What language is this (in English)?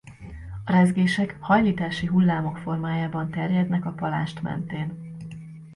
Hungarian